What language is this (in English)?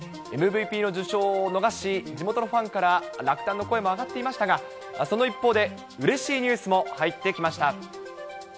Japanese